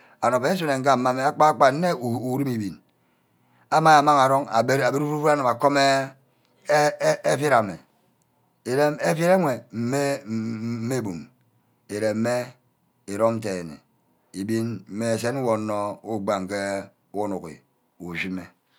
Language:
Ubaghara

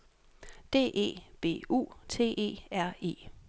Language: Danish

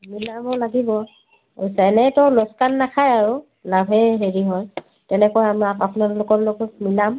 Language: Assamese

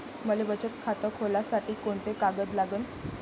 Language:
Marathi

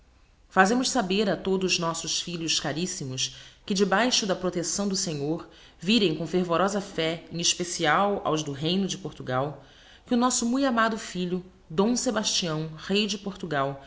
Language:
Portuguese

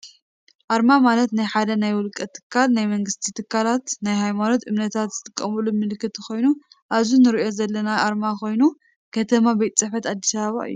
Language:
Tigrinya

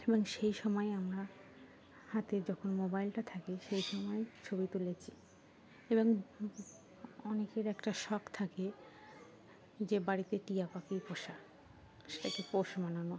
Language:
Bangla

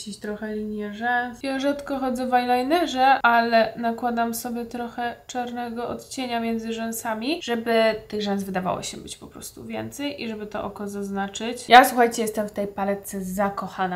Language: Polish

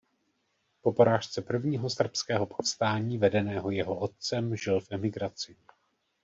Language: Czech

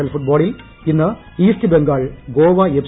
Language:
Malayalam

